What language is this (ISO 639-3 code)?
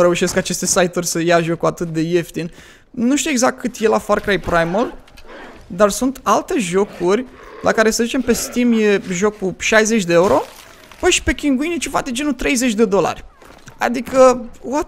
ron